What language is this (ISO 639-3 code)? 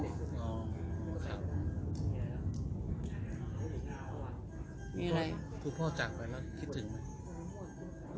tha